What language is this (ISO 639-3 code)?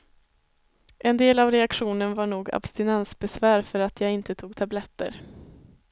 swe